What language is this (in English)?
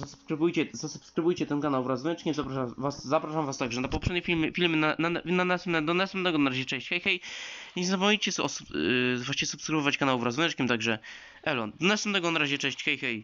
Polish